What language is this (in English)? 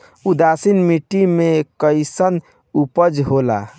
Bhojpuri